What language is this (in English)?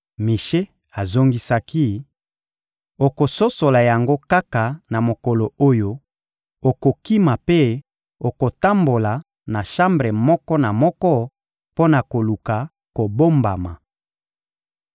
Lingala